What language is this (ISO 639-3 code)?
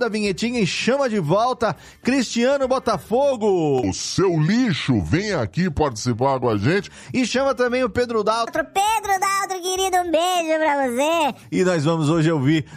por